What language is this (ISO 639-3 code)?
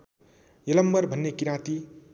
nep